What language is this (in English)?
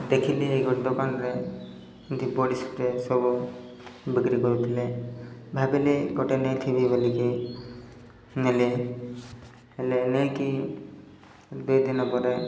Odia